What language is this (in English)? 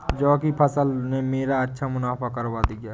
Hindi